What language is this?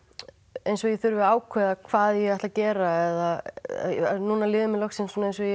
Icelandic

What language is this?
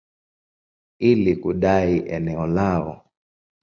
Swahili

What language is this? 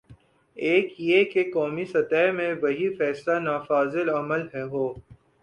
Urdu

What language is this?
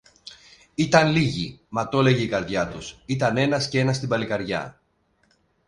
Greek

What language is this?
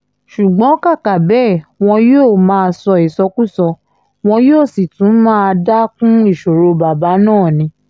Yoruba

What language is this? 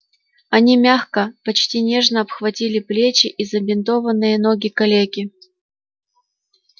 Russian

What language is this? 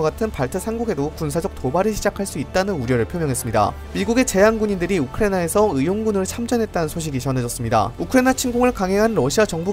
Korean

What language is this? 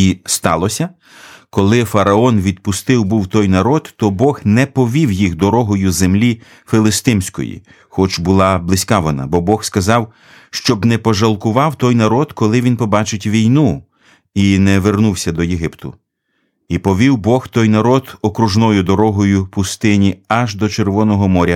Ukrainian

